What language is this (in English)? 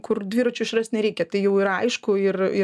Lithuanian